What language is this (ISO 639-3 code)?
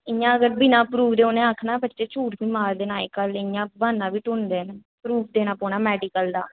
doi